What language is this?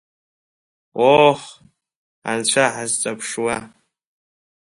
Abkhazian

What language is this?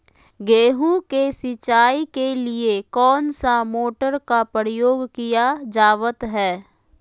Magahi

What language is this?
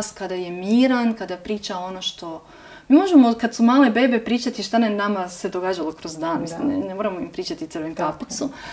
Croatian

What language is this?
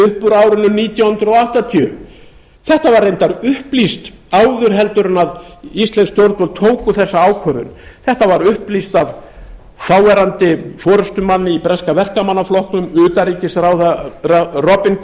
Icelandic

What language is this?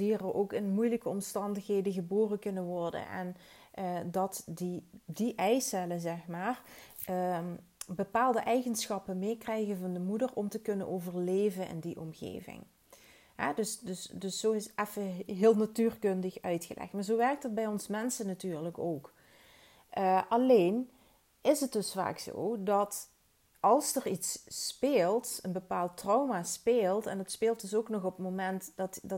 Dutch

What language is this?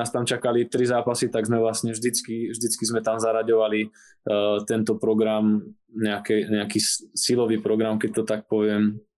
Slovak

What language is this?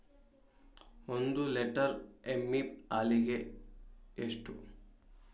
Kannada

